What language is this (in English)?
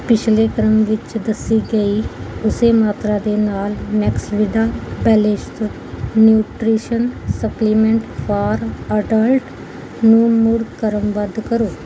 Punjabi